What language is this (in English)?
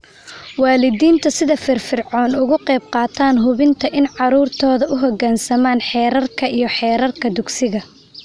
Somali